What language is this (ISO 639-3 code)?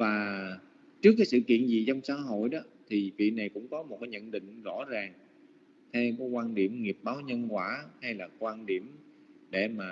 vie